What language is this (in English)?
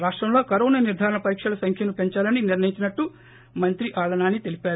Telugu